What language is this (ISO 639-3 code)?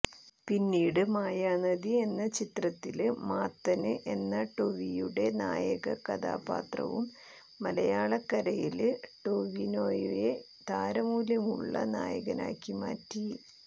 mal